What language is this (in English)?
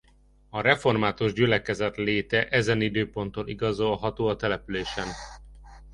Hungarian